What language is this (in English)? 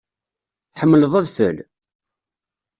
Kabyle